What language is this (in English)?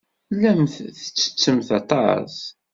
Kabyle